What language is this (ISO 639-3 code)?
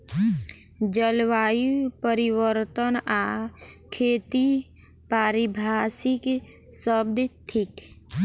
mai